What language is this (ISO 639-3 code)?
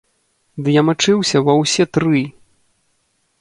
bel